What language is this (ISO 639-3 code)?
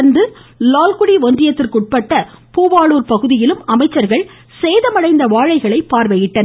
tam